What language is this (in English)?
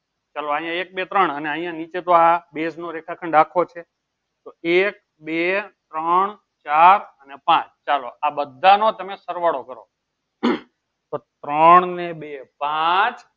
Gujarati